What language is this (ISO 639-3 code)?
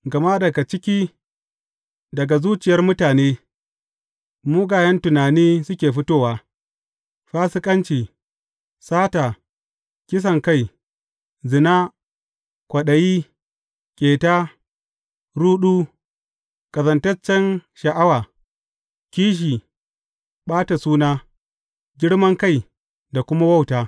hau